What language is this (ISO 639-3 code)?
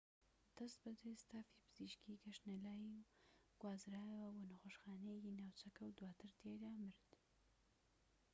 ckb